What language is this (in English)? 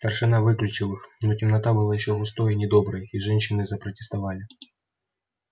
Russian